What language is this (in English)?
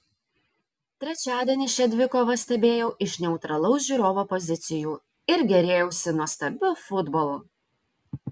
Lithuanian